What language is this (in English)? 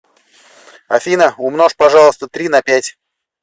Russian